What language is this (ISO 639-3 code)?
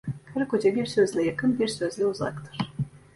tur